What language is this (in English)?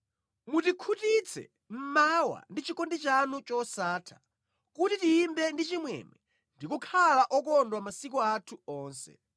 Nyanja